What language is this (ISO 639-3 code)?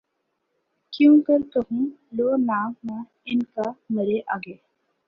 urd